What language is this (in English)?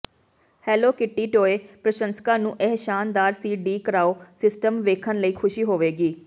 Punjabi